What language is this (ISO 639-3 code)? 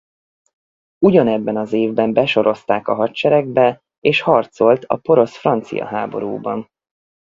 hun